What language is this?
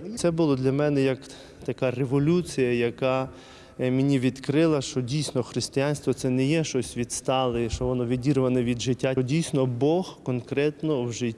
Ukrainian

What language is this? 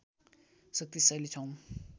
Nepali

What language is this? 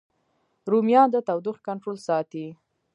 Pashto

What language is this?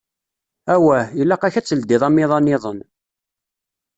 Kabyle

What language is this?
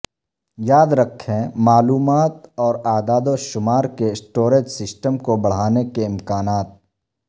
Urdu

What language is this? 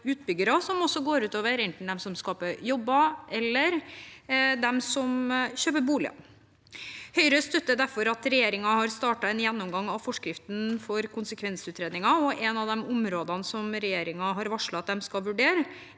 Norwegian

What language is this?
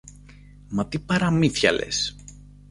Greek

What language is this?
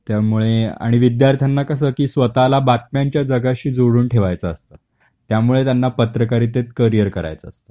Marathi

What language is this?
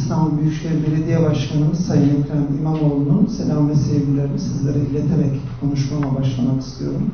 Turkish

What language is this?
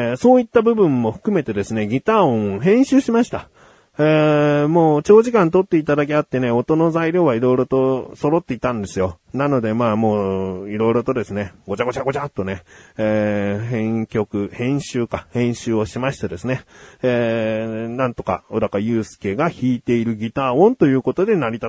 Japanese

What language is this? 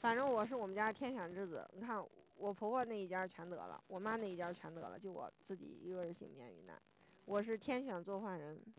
Chinese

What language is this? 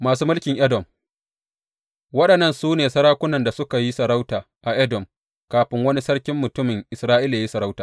Hausa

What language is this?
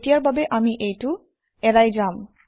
Assamese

